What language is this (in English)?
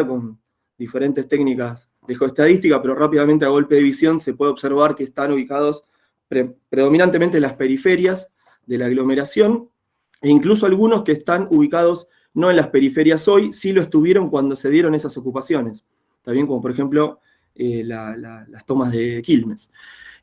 Spanish